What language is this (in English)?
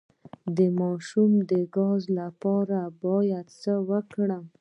Pashto